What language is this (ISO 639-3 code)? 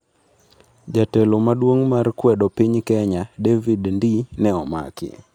luo